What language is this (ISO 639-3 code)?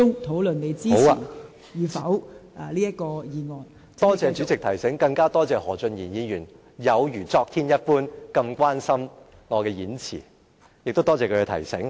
yue